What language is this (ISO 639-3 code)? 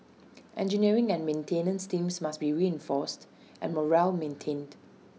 eng